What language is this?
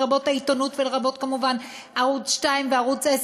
Hebrew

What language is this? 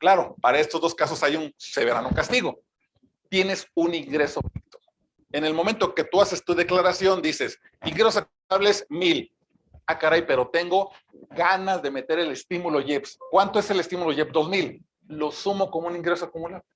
Spanish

